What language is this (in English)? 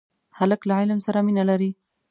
Pashto